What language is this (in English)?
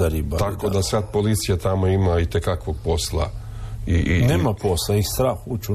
Croatian